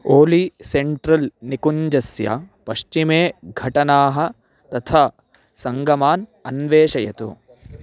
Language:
Sanskrit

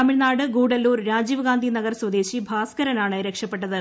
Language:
Malayalam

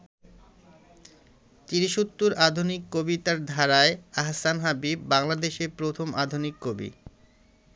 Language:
Bangla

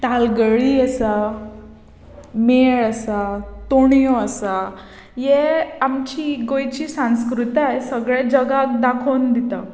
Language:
Konkani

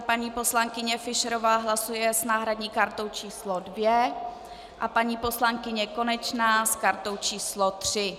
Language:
Czech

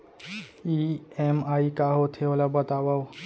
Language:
Chhattisgarhi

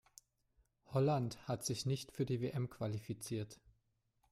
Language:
German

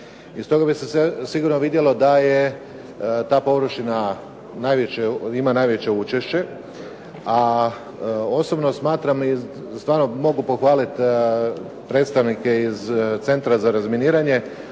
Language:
Croatian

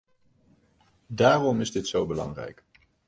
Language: Dutch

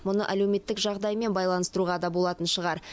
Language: Kazakh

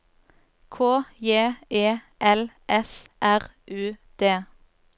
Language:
Norwegian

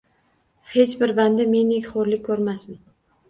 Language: Uzbek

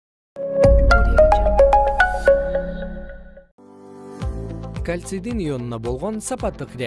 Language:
Kyrgyz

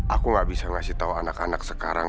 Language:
Indonesian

